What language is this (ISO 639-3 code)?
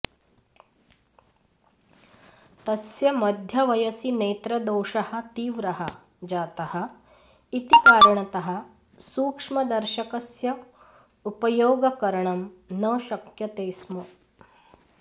san